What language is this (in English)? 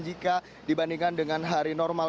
Indonesian